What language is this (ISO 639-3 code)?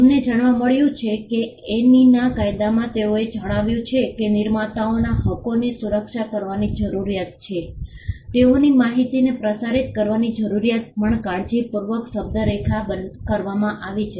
guj